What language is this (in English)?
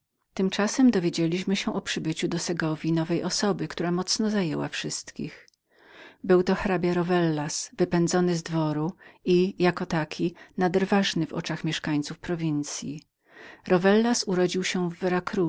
Polish